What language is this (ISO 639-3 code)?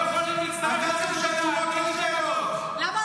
heb